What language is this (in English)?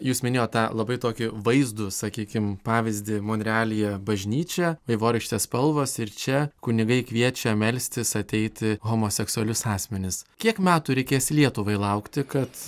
Lithuanian